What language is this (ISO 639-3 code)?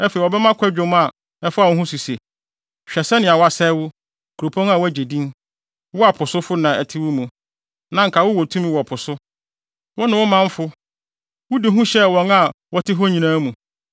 aka